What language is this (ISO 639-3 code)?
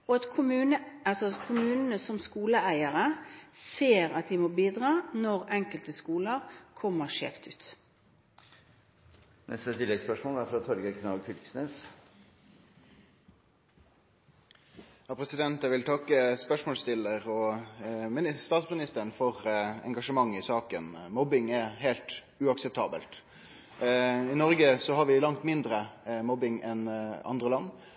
nor